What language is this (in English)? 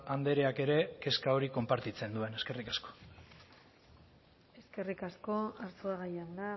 Basque